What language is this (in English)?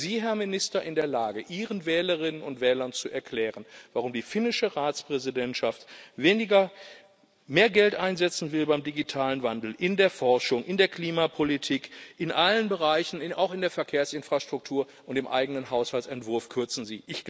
German